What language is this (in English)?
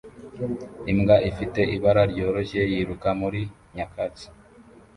Kinyarwanda